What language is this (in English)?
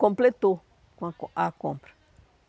Portuguese